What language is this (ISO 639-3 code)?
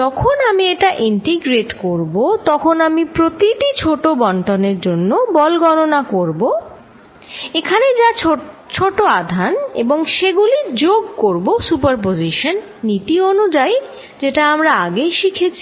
ben